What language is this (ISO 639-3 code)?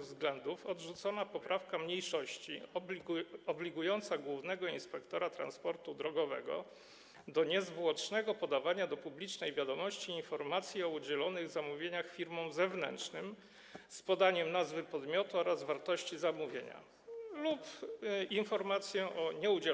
pol